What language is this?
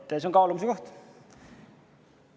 Estonian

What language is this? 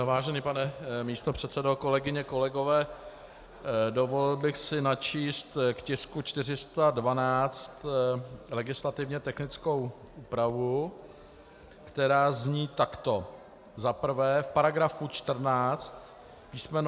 Czech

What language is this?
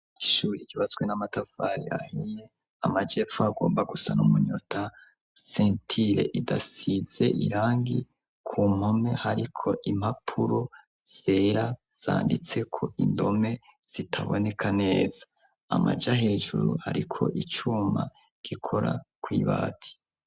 Rundi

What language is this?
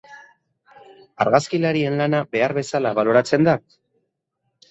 Basque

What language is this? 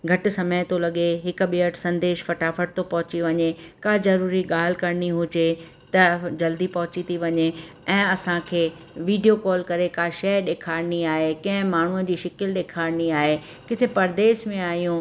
Sindhi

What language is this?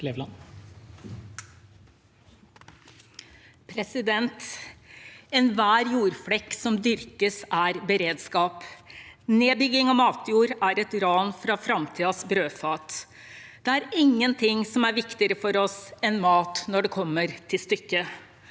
Norwegian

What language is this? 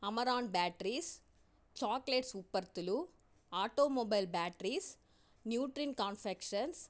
Telugu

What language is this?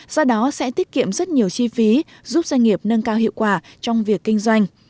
Vietnamese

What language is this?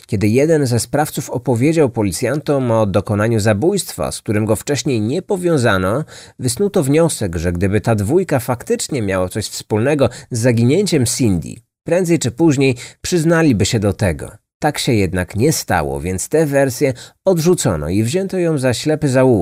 Polish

